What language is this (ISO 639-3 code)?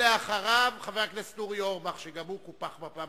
heb